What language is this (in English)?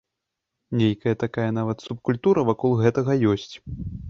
Belarusian